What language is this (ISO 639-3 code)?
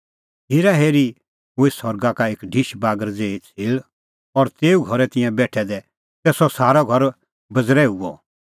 kfx